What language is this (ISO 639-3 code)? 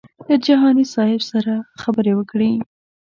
pus